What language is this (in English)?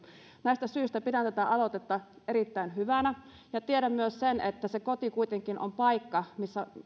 Finnish